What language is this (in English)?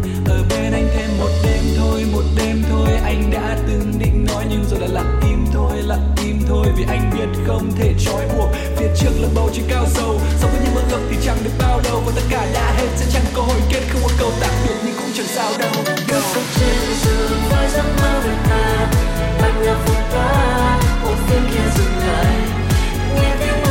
Vietnamese